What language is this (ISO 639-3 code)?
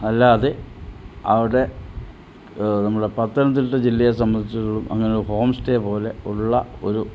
mal